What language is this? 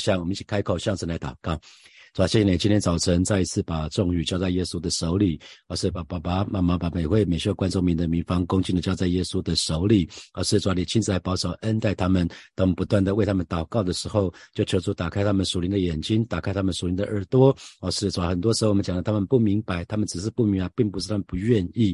Chinese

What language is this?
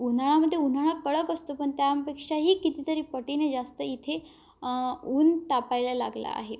Marathi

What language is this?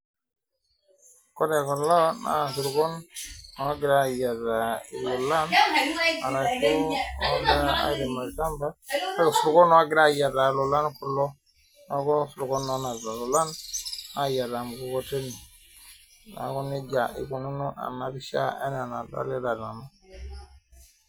Masai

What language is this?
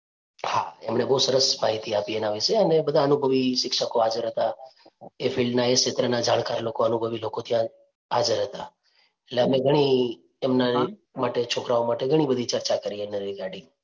Gujarati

